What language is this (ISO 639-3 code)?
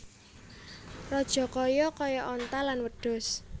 jav